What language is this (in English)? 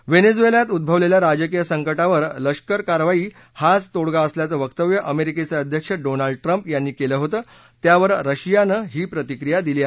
Marathi